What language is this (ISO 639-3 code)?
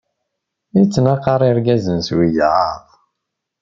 kab